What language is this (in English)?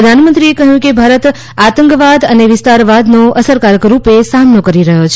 Gujarati